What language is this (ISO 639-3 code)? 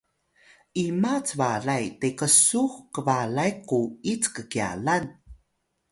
tay